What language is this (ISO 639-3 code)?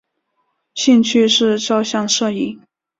zho